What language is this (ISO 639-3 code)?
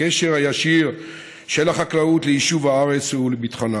heb